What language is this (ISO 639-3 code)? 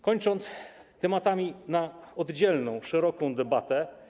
pol